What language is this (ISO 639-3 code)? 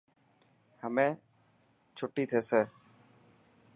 mki